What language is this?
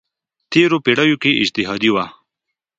Pashto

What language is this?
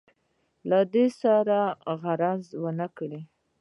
Pashto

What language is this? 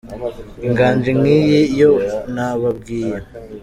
Kinyarwanda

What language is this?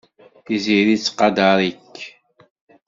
Kabyle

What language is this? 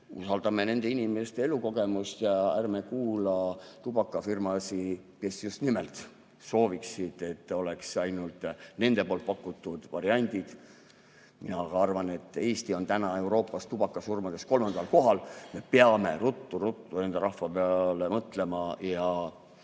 Estonian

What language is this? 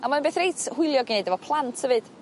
Welsh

